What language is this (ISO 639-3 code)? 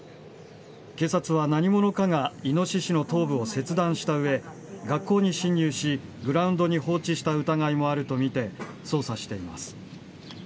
jpn